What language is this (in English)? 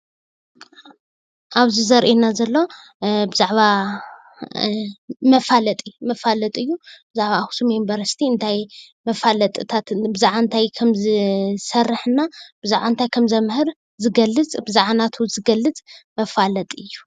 Tigrinya